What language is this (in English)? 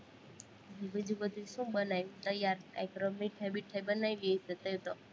Gujarati